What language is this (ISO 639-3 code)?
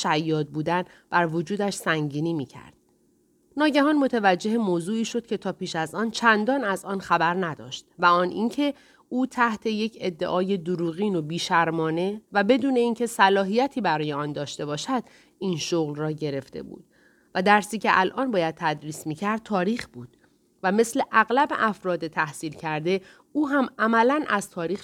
fas